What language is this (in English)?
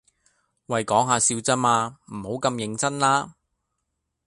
Cantonese